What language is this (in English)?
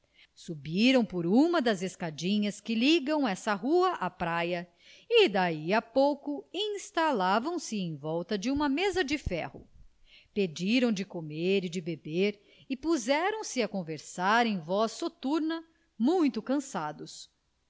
Portuguese